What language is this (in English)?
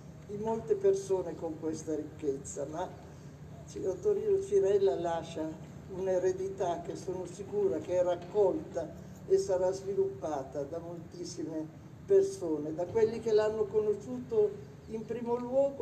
Italian